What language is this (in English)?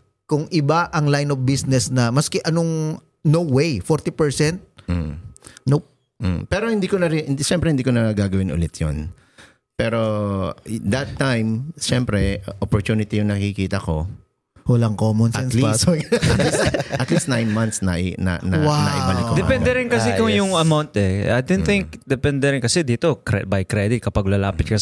Filipino